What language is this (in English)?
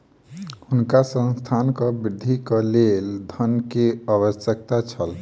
Maithili